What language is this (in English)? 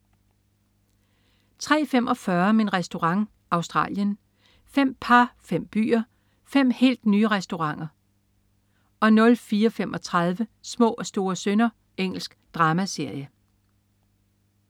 Danish